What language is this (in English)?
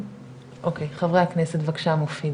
Hebrew